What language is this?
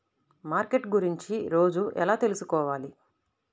Telugu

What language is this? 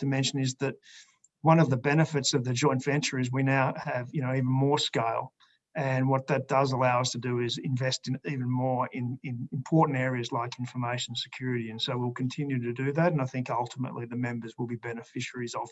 English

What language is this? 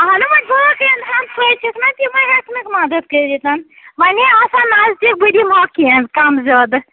Kashmiri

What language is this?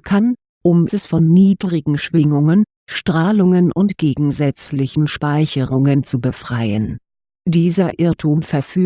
German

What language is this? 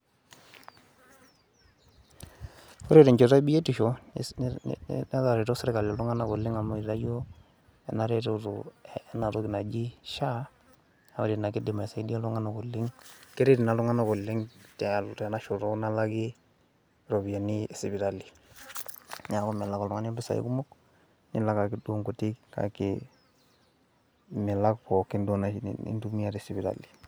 Masai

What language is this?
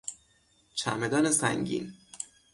Persian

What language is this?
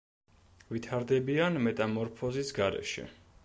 Georgian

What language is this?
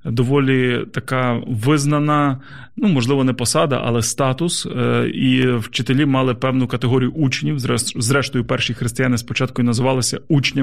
Ukrainian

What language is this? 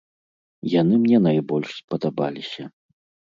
Belarusian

